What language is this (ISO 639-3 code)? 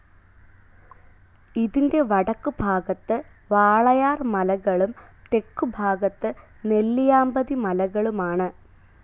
mal